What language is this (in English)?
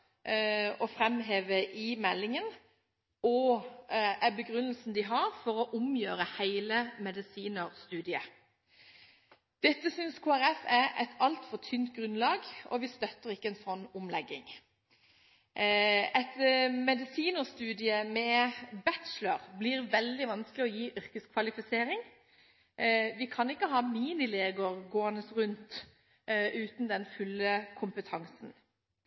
Norwegian Bokmål